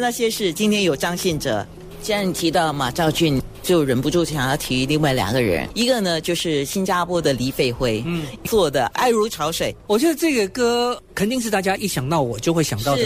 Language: Chinese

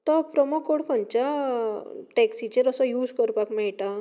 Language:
Konkani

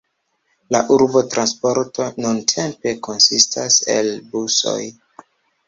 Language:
Esperanto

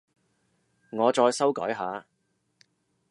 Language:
Cantonese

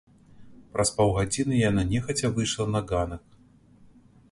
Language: Belarusian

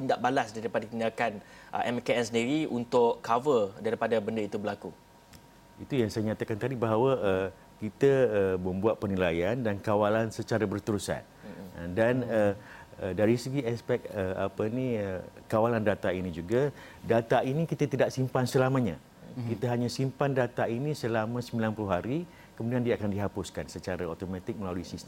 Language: Malay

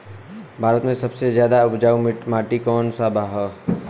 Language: Bhojpuri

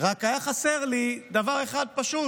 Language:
Hebrew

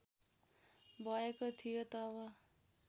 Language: Nepali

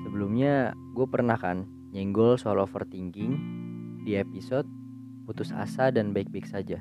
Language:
Indonesian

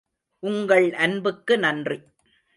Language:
Tamil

